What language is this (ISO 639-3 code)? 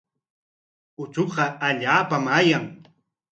qwa